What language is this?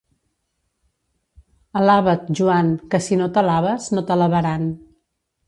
Catalan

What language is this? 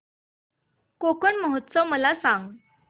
Marathi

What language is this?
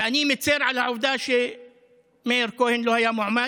Hebrew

